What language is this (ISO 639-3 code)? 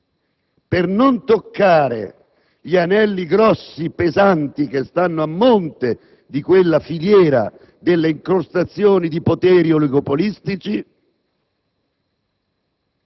ita